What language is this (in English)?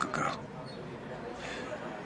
Welsh